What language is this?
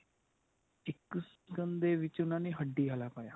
Punjabi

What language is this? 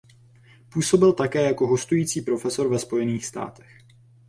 Czech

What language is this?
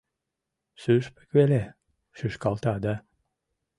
Mari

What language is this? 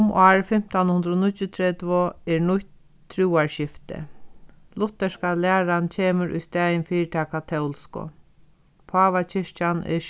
Faroese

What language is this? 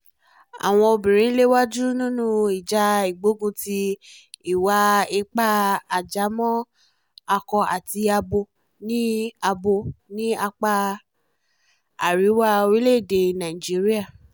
Yoruba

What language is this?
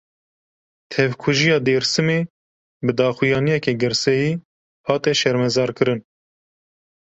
Kurdish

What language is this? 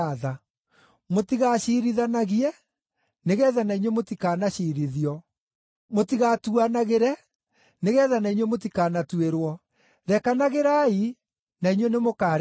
Kikuyu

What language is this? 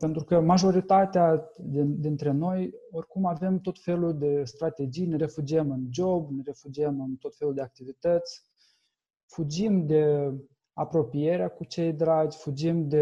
Romanian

